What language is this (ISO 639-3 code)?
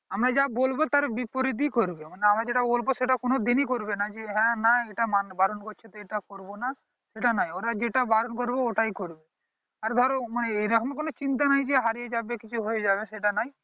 ben